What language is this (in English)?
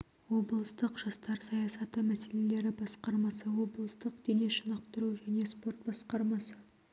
Kazakh